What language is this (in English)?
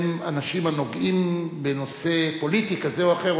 Hebrew